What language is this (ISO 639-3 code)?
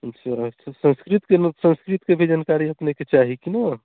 mai